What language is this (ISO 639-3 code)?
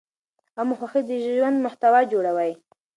pus